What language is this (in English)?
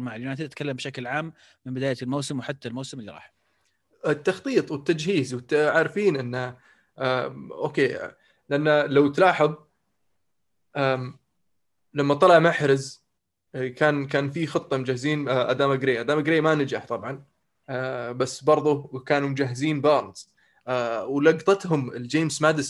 Arabic